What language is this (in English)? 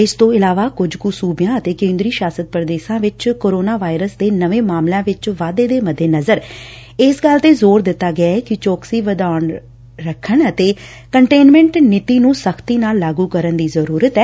Punjabi